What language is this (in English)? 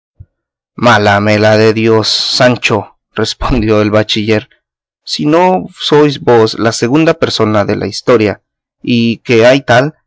Spanish